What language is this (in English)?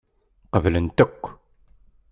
Kabyle